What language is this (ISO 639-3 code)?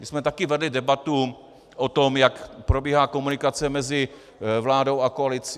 ces